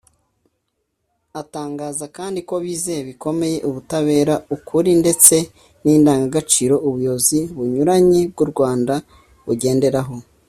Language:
Kinyarwanda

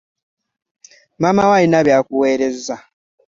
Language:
Ganda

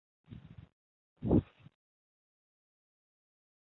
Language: Chinese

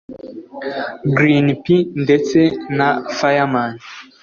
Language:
Kinyarwanda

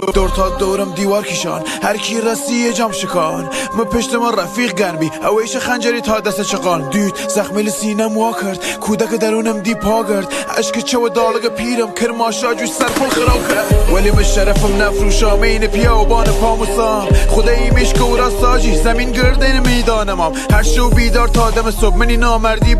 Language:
Persian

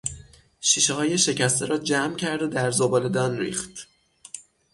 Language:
Persian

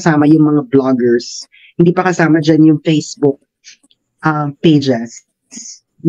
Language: Filipino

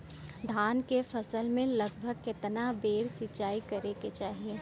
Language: Bhojpuri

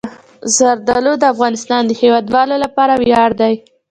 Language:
Pashto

